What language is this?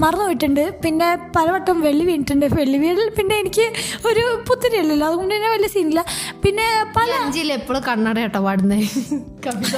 Malayalam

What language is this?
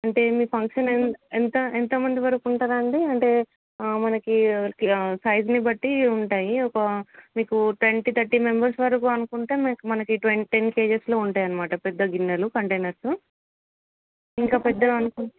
Telugu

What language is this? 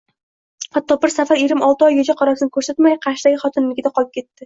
Uzbek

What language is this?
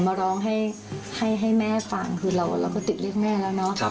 Thai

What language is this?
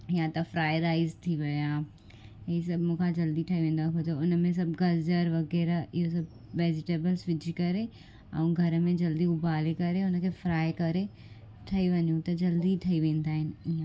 Sindhi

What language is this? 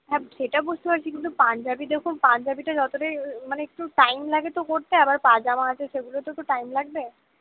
Bangla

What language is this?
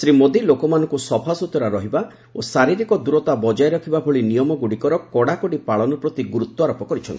Odia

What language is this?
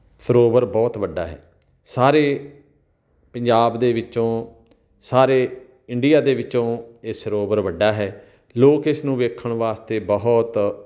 Punjabi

